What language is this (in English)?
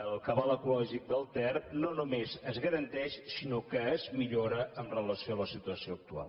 Catalan